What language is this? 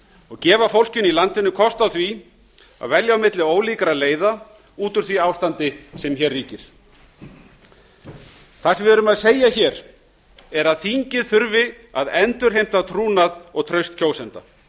Icelandic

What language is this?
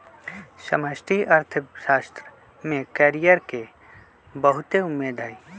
Magahi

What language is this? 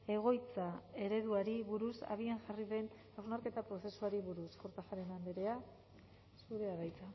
Basque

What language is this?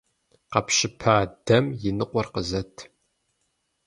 Kabardian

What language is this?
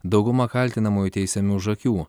Lithuanian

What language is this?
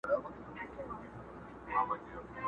Pashto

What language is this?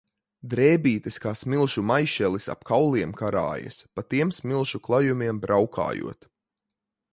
Latvian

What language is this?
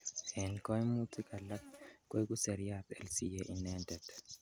Kalenjin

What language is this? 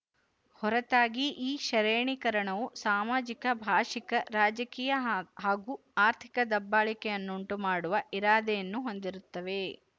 Kannada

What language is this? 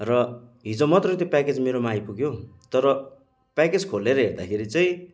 Nepali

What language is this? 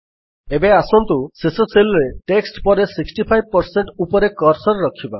Odia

